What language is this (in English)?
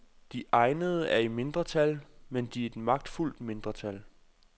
Danish